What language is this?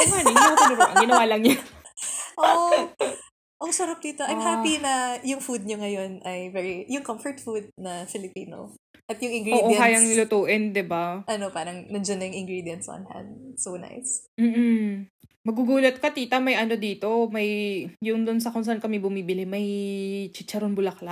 Filipino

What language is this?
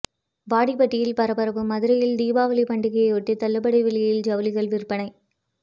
Tamil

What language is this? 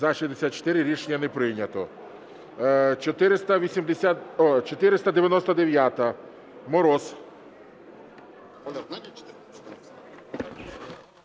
Ukrainian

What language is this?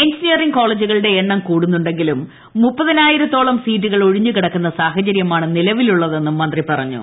Malayalam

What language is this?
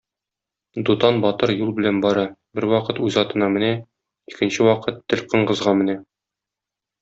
Tatar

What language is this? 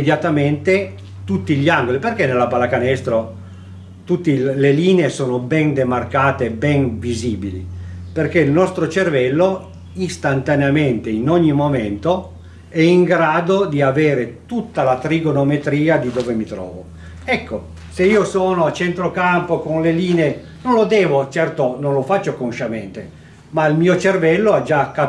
Italian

